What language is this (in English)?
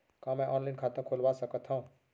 Chhattisgarhi